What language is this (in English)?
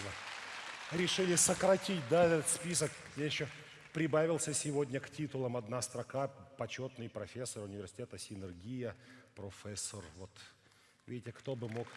Russian